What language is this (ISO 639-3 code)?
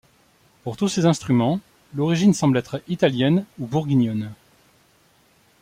fra